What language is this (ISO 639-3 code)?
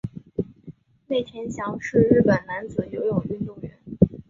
zho